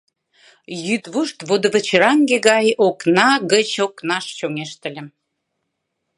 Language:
Mari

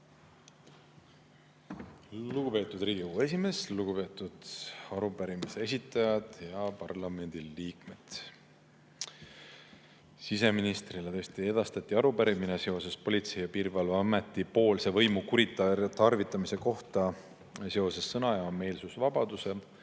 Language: Estonian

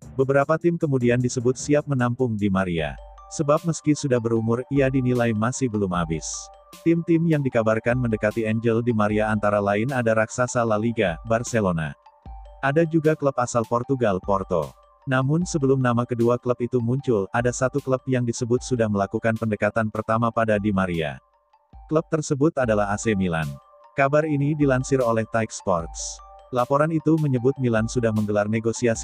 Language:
Indonesian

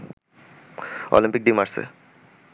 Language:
Bangla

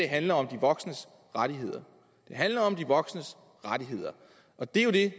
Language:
Danish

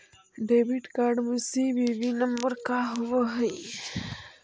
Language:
Magahi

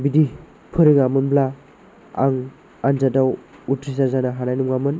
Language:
Bodo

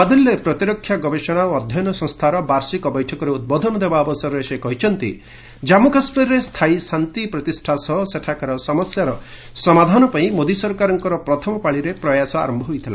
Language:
Odia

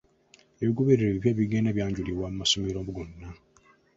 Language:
Ganda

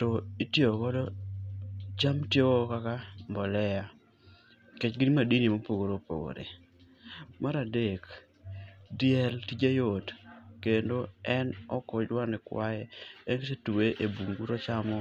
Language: Luo (Kenya and Tanzania)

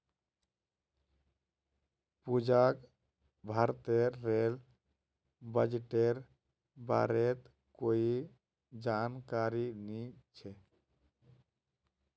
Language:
Magahi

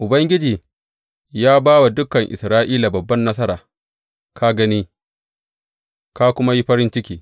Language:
Hausa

